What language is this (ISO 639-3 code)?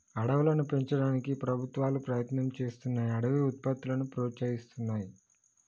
tel